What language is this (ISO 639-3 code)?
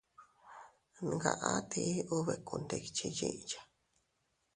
cut